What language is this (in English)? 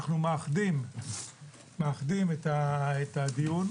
Hebrew